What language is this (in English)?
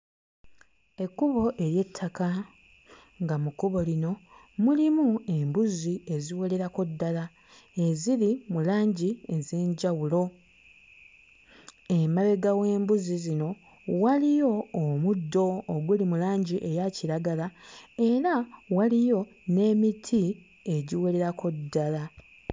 Ganda